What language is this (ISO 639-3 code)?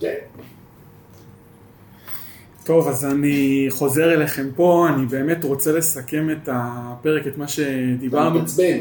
heb